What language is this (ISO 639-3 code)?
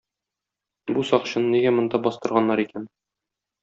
tat